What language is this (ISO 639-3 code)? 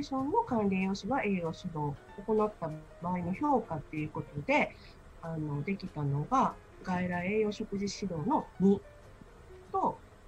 jpn